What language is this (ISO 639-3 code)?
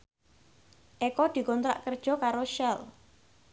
jav